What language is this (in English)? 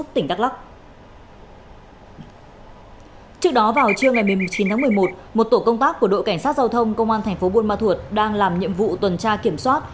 Vietnamese